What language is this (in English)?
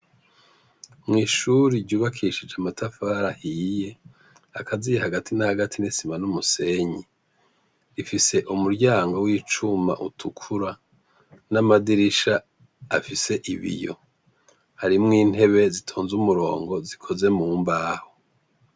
Rundi